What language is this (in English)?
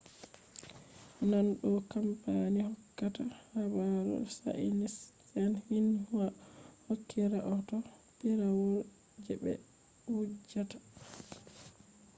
Fula